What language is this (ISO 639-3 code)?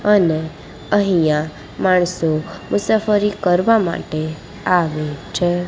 guj